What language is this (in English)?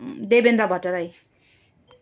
Nepali